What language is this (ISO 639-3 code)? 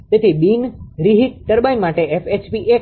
guj